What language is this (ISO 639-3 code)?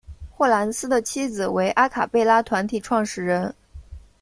zho